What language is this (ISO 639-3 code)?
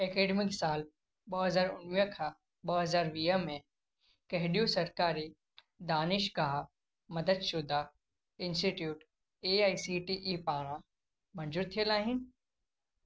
snd